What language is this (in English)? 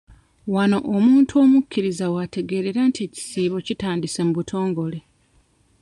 Ganda